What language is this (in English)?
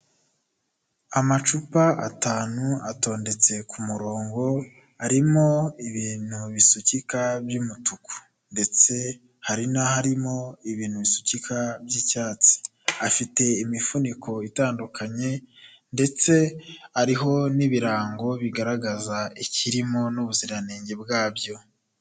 Kinyarwanda